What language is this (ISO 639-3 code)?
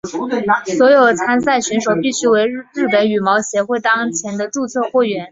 zho